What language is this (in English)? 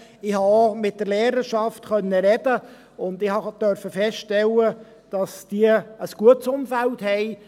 Swiss German